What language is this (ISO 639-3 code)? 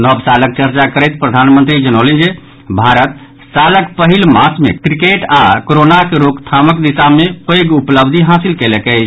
mai